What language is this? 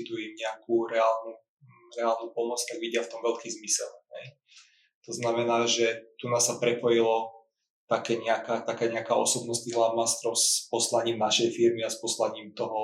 Slovak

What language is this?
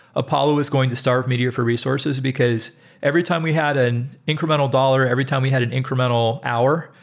English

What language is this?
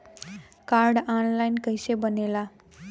Bhojpuri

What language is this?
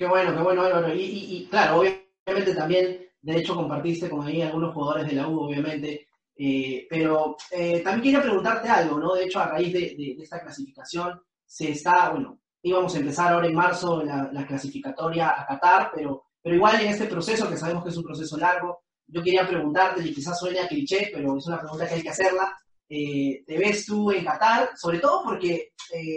Spanish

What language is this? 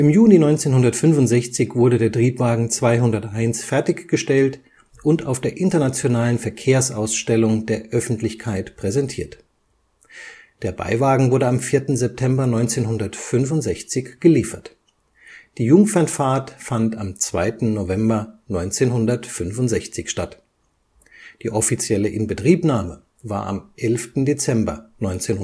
German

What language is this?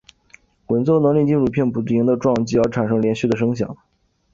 Chinese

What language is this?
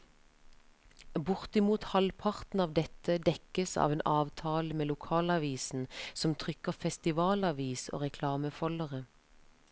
Norwegian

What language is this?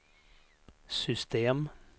Swedish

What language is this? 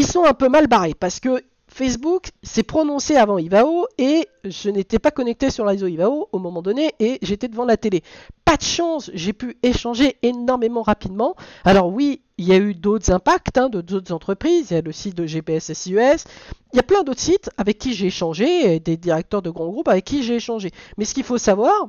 French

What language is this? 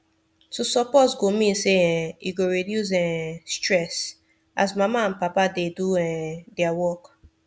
Nigerian Pidgin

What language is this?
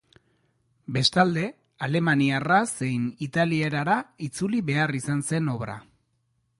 Basque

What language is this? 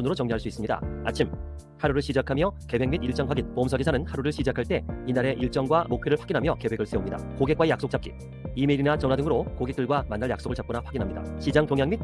Korean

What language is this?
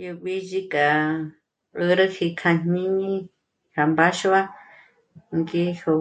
Michoacán Mazahua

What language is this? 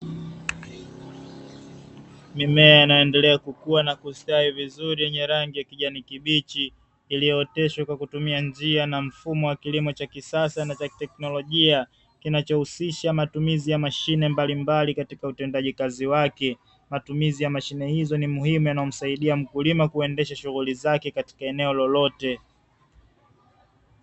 Swahili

